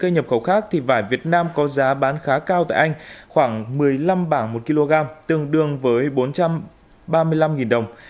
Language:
Vietnamese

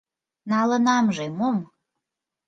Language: Mari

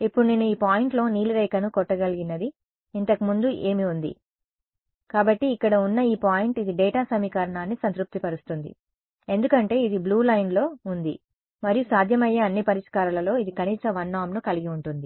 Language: Telugu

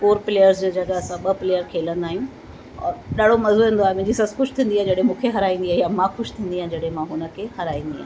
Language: Sindhi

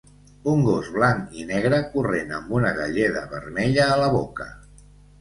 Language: Catalan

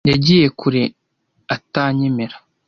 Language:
Kinyarwanda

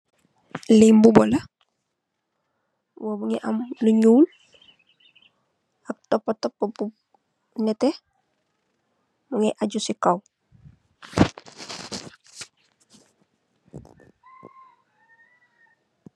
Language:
Wolof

